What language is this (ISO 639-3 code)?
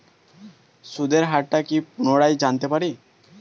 ben